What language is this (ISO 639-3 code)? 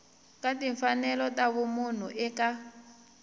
tso